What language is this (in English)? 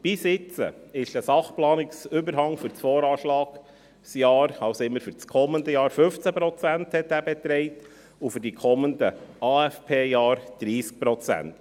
Swiss German